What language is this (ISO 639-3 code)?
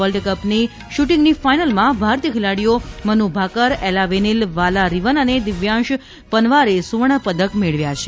guj